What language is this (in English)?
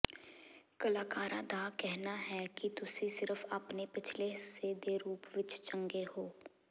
Punjabi